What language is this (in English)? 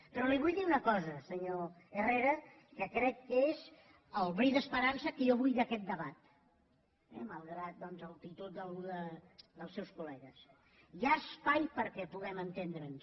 Catalan